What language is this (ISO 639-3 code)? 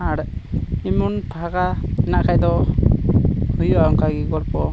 sat